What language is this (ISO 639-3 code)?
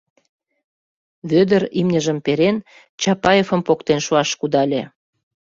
chm